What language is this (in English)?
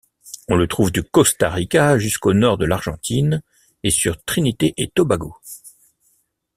French